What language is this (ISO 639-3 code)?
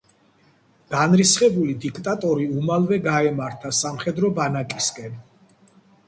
kat